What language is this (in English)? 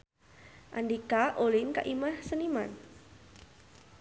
Sundanese